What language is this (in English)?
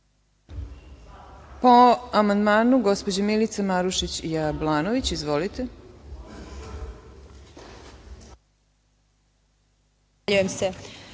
Serbian